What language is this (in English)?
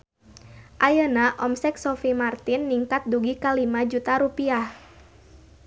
Sundanese